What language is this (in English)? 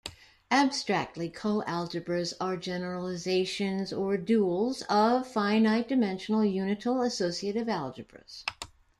English